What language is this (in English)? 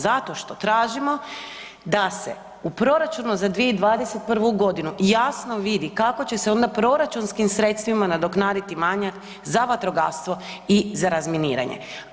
Croatian